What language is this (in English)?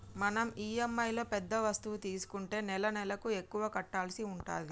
Telugu